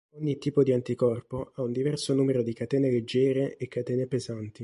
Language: Italian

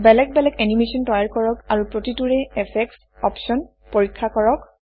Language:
Assamese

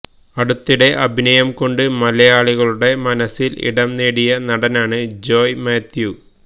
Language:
Malayalam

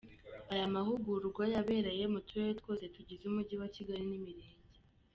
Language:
Kinyarwanda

